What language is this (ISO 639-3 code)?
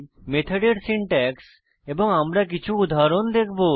ben